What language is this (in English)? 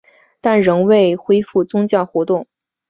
Chinese